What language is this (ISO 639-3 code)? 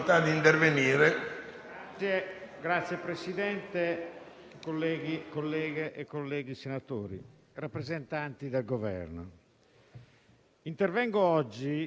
ita